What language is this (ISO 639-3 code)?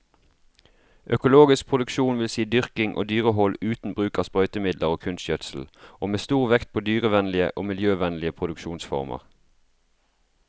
nor